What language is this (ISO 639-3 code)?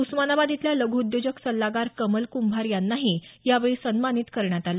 mar